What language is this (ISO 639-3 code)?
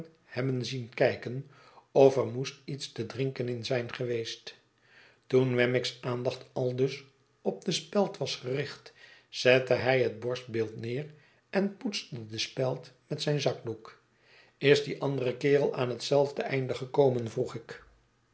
nld